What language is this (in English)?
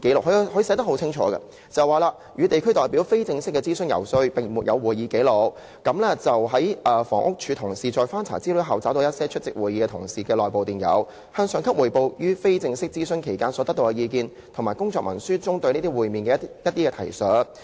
Cantonese